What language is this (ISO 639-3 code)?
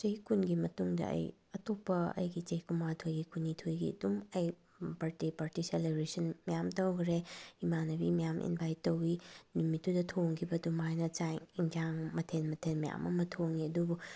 mni